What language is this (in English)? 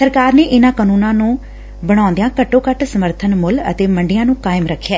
Punjabi